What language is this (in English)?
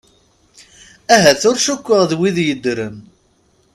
Kabyle